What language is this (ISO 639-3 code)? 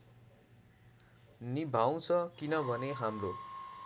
nep